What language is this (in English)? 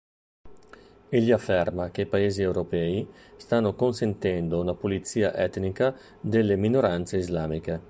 Italian